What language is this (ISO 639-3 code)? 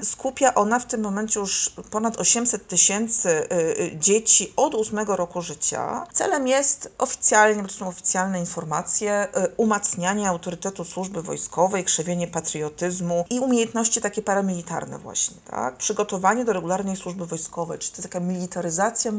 pol